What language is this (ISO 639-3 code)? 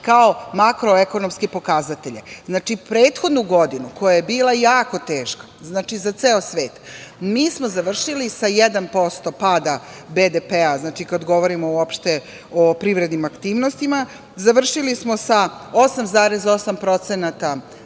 srp